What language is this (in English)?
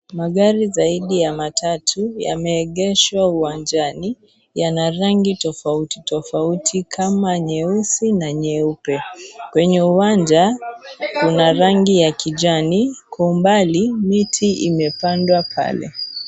Swahili